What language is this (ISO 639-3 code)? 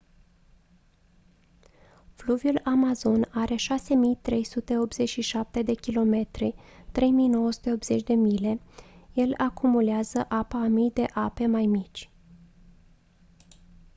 ron